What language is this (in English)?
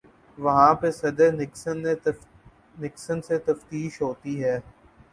Urdu